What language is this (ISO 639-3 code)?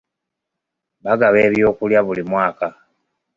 lug